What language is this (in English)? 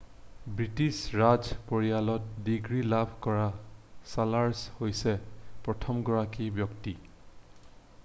Assamese